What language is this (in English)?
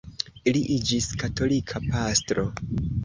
Esperanto